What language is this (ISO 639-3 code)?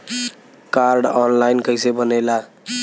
bho